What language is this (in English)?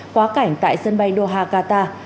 Vietnamese